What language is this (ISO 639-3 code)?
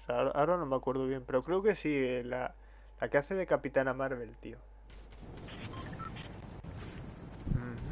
spa